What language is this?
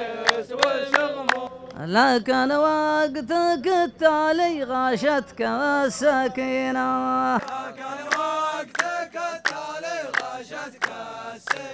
Arabic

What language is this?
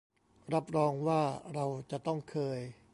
Thai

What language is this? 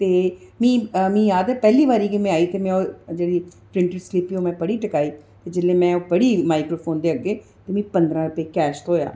Dogri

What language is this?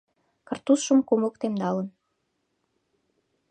Mari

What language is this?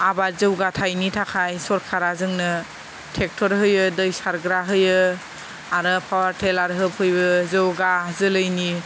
Bodo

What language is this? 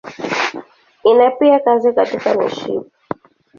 Swahili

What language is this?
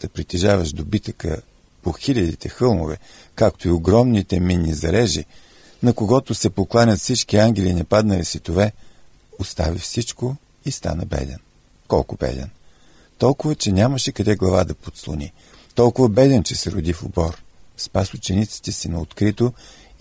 Bulgarian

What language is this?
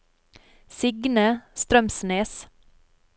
Norwegian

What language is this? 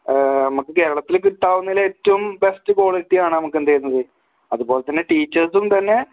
Malayalam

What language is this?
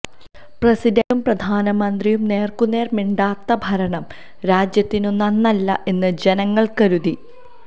Malayalam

